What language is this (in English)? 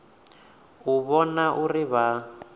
Venda